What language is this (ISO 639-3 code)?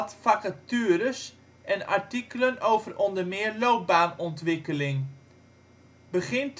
nld